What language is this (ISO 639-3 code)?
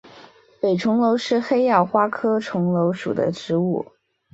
zho